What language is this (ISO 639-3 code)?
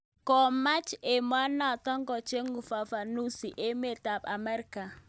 kln